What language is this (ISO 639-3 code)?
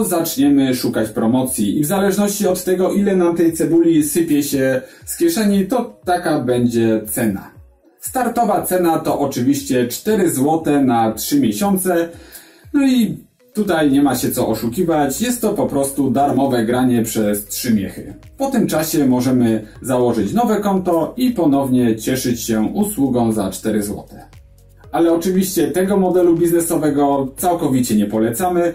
pol